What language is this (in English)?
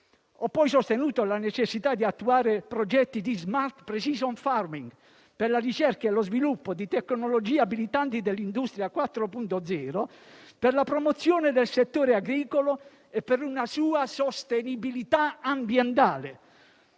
Italian